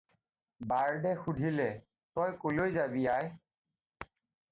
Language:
Assamese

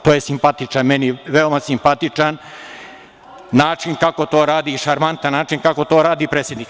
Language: Serbian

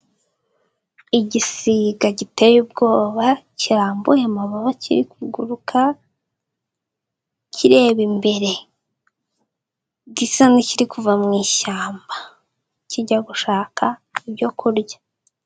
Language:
Kinyarwanda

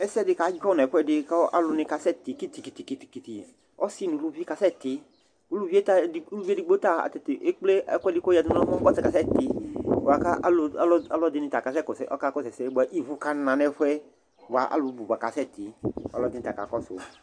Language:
Ikposo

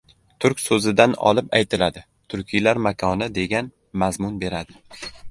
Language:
Uzbek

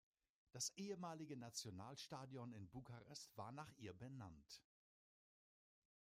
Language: German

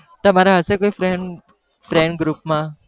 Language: Gujarati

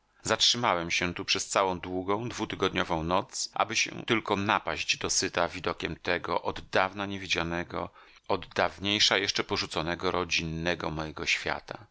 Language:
Polish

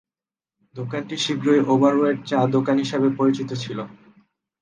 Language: Bangla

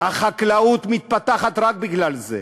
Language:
Hebrew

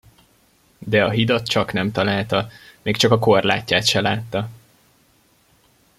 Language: Hungarian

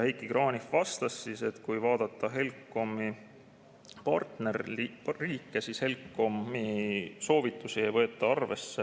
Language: Estonian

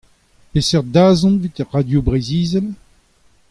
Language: Breton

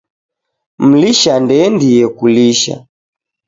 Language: Taita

